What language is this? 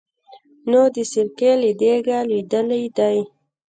Pashto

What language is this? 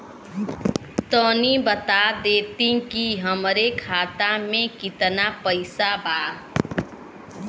Bhojpuri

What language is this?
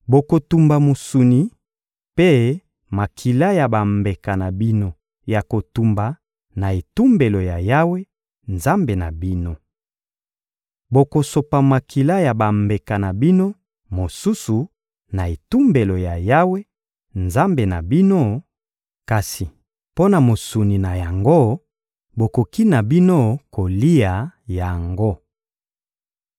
Lingala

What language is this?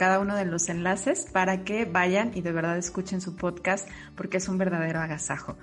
Spanish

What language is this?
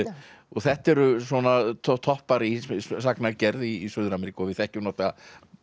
Icelandic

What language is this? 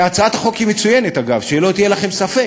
Hebrew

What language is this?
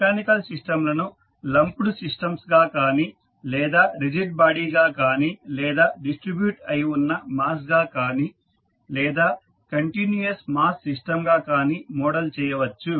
Telugu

